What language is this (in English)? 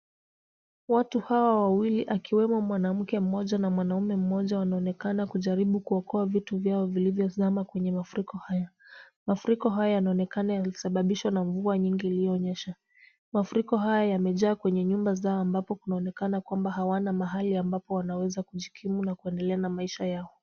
Swahili